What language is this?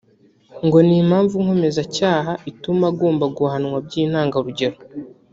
Kinyarwanda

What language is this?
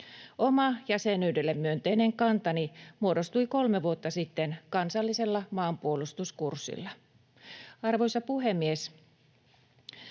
Finnish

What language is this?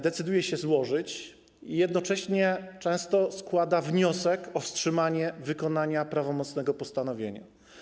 Polish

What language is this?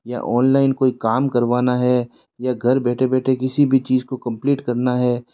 Hindi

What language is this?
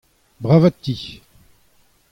Breton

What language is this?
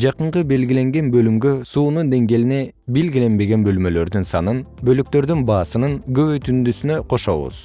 Kyrgyz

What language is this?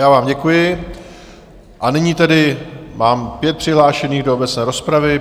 Czech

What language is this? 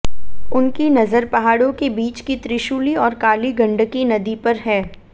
Hindi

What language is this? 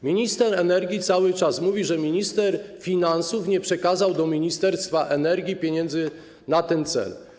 Polish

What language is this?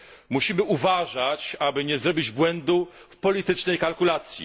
Polish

